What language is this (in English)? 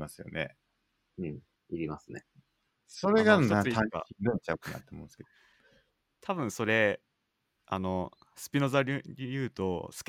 Japanese